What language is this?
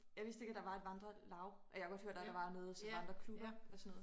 Danish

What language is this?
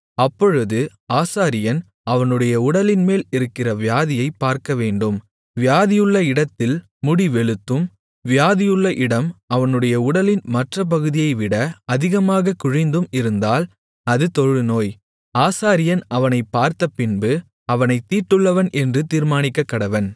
Tamil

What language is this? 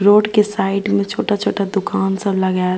Maithili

